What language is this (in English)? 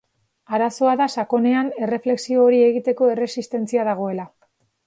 Basque